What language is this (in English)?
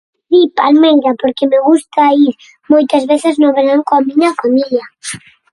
Galician